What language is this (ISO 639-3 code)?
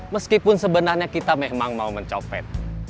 ind